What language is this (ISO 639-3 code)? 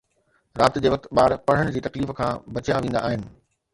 snd